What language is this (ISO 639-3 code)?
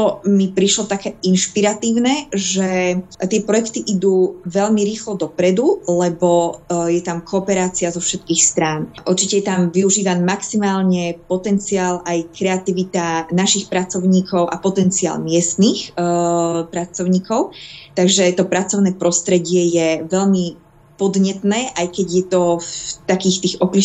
slk